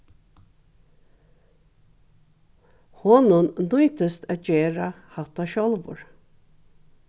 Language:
Faroese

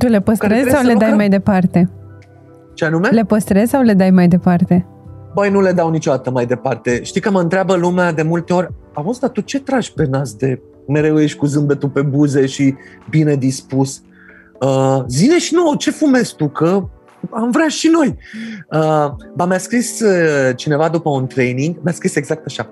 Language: Romanian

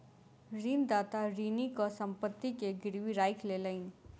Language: Maithili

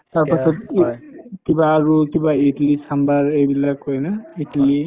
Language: Assamese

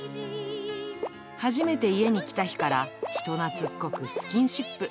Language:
Japanese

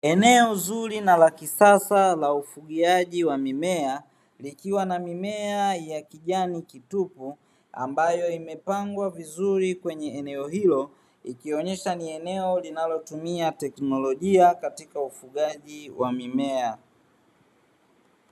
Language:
Swahili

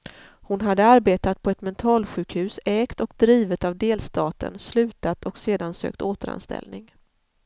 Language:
Swedish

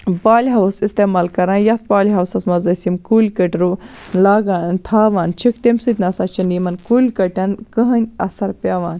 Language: Kashmiri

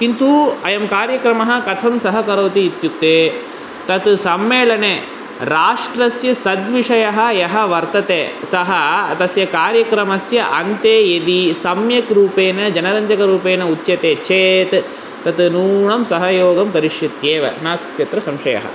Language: Sanskrit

